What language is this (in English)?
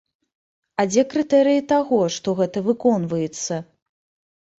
Belarusian